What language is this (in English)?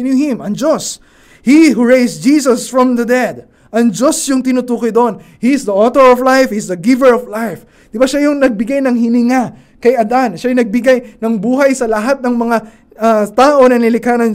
Filipino